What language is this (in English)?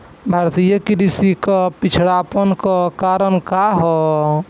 Bhojpuri